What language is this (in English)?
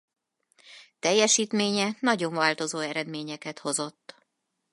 Hungarian